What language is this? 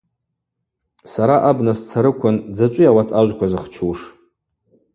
Abaza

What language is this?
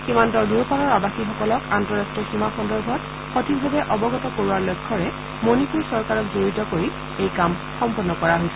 Assamese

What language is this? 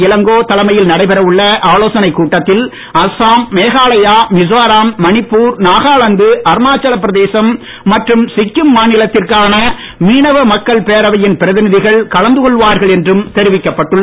Tamil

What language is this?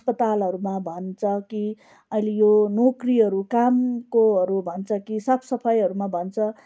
Nepali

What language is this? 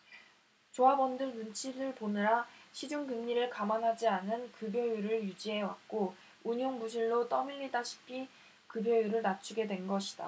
Korean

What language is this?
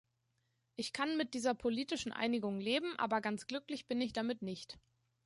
German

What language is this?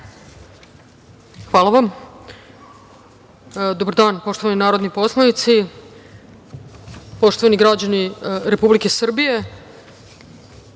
Serbian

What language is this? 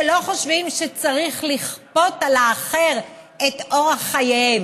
Hebrew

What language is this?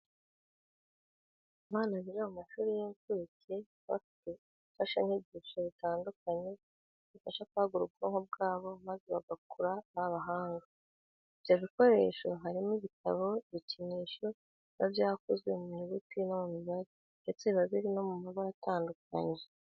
Kinyarwanda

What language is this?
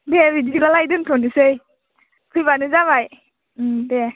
Bodo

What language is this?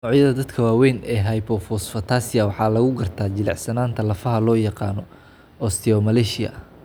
Somali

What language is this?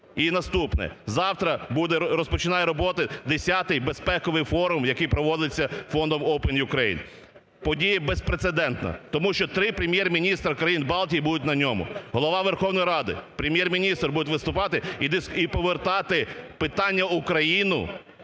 Ukrainian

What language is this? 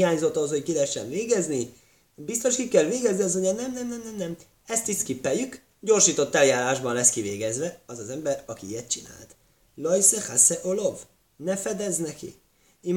Hungarian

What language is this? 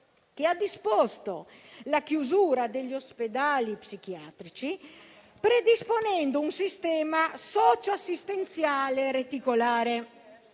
Italian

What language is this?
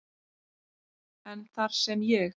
Icelandic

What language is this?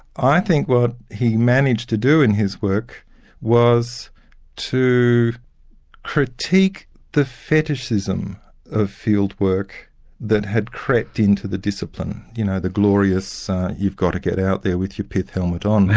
English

